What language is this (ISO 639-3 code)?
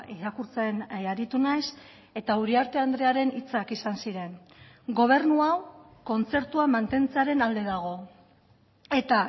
eus